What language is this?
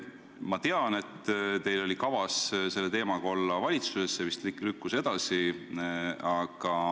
Estonian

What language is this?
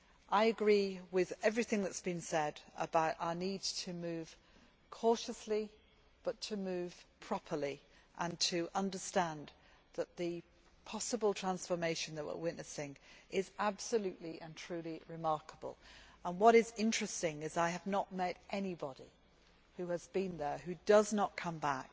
English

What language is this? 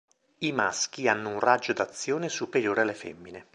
Italian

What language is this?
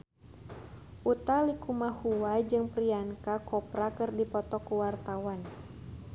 Sundanese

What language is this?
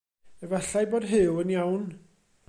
Welsh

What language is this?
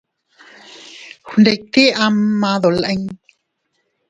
Teutila Cuicatec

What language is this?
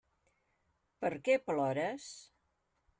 Catalan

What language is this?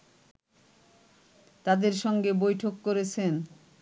Bangla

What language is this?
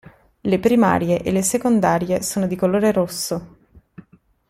Italian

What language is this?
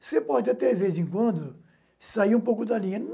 Portuguese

